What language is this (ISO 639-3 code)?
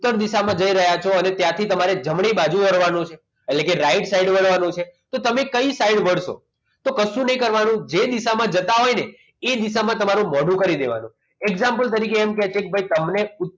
guj